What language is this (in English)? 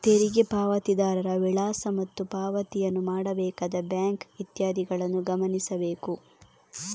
Kannada